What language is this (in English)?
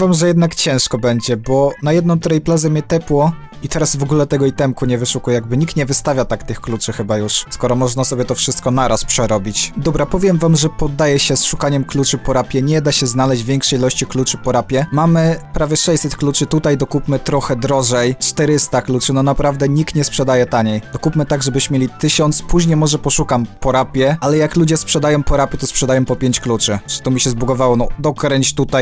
Polish